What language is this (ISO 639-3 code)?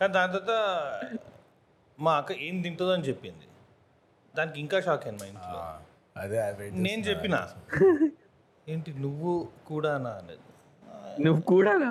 tel